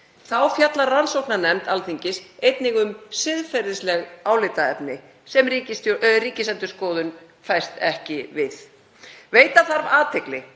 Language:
Icelandic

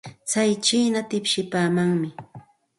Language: Santa Ana de Tusi Pasco Quechua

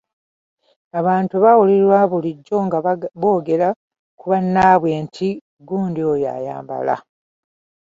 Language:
Ganda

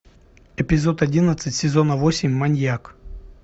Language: Russian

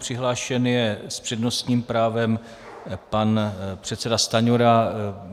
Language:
Czech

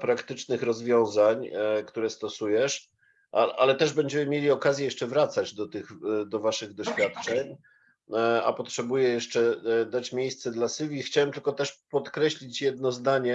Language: Polish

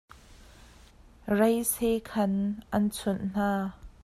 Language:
Hakha Chin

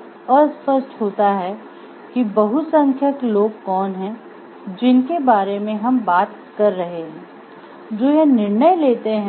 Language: Hindi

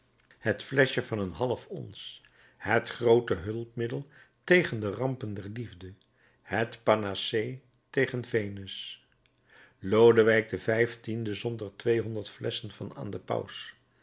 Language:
Dutch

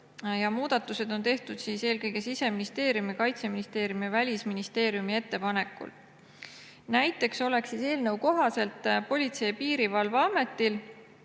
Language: Estonian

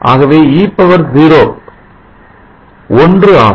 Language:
Tamil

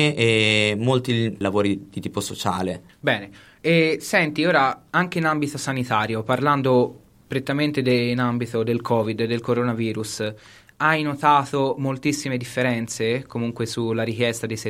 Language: Italian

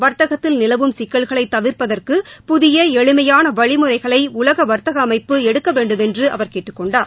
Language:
Tamil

